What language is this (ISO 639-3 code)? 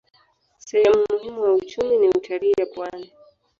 swa